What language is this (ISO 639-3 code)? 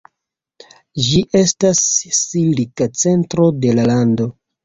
epo